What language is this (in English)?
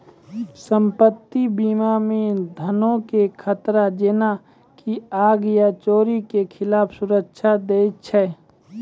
Maithili